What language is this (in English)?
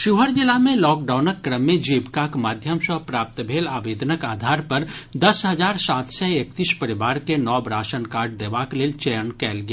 Maithili